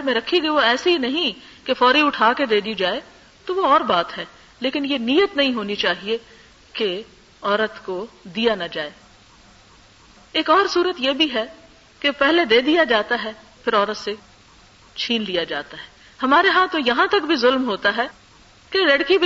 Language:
Urdu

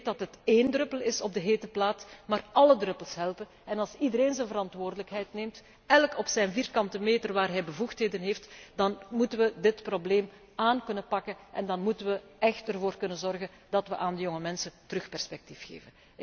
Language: Dutch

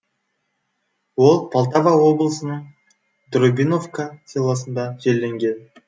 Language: Kazakh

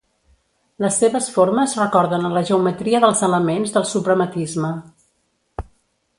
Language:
Catalan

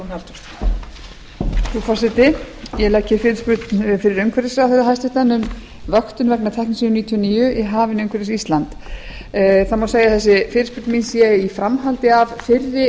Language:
Icelandic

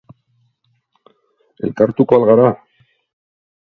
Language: Basque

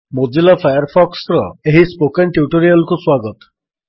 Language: Odia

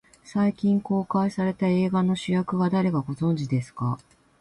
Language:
Japanese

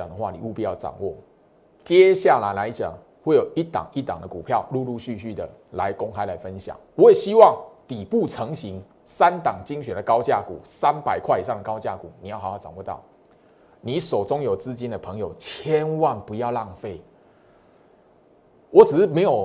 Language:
Chinese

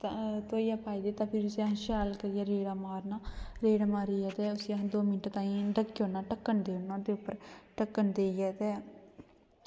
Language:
Dogri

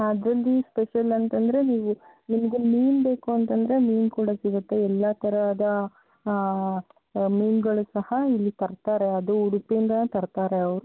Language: Kannada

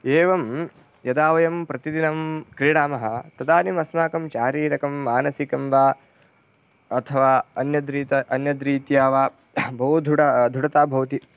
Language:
Sanskrit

